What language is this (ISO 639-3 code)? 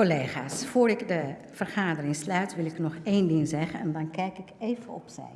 nld